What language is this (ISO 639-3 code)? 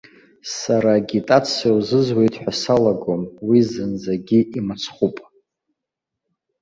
abk